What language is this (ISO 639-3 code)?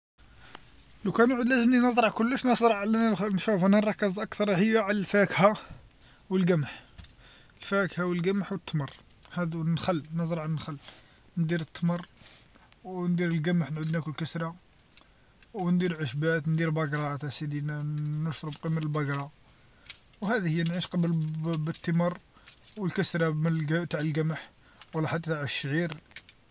arq